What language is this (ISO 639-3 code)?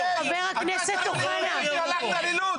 heb